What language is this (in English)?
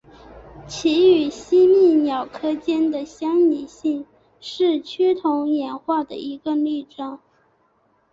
Chinese